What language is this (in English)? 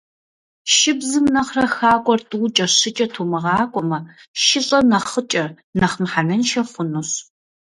Kabardian